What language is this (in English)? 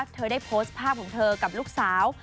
Thai